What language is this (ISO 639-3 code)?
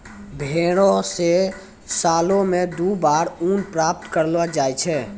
mai